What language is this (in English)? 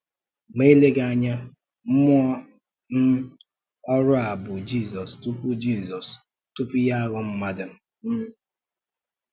Igbo